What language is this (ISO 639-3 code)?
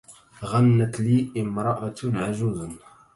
ara